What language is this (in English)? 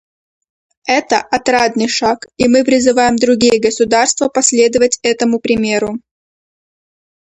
Russian